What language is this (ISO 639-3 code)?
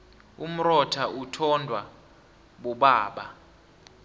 nbl